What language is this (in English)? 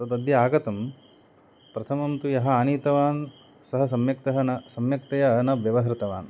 Sanskrit